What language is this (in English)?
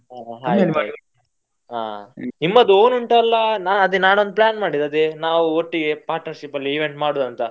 Kannada